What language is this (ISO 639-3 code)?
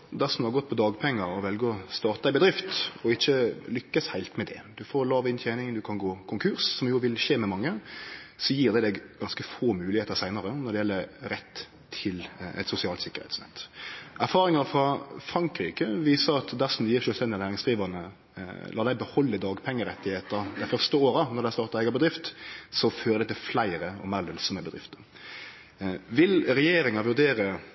nno